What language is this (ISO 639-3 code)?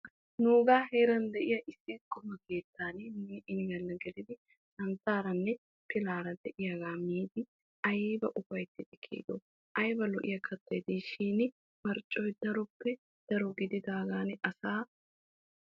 wal